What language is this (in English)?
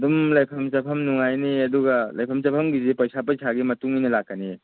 Manipuri